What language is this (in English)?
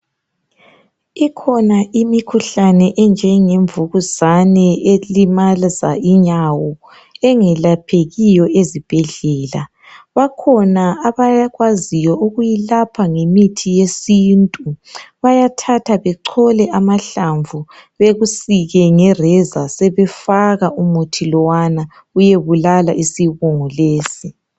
North Ndebele